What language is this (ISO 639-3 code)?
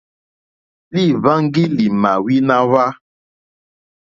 bri